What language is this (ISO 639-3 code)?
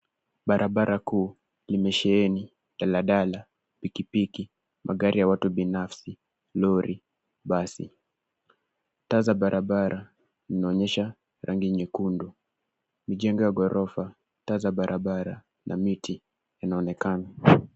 swa